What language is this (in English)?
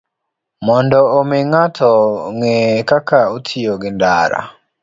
Luo (Kenya and Tanzania)